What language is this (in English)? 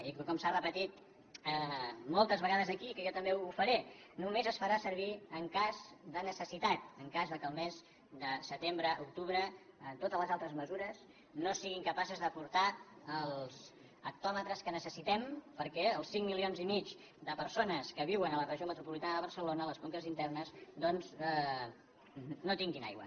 Catalan